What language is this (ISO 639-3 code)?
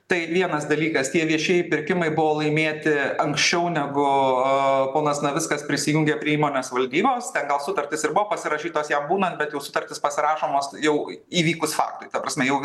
lit